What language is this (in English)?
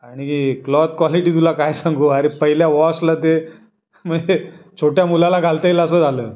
Marathi